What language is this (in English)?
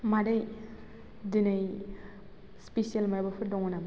Bodo